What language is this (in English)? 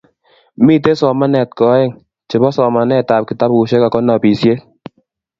Kalenjin